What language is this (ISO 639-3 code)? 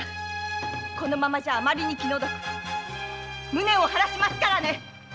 jpn